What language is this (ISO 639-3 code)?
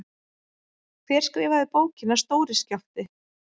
isl